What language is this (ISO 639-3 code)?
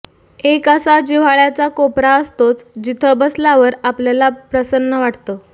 mar